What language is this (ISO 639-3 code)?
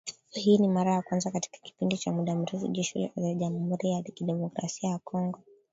swa